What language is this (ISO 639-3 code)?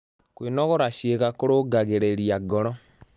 kik